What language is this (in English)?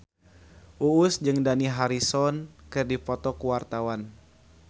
Sundanese